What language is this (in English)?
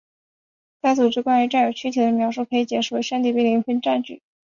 Chinese